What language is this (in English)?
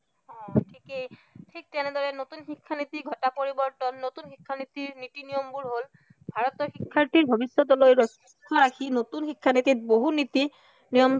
Assamese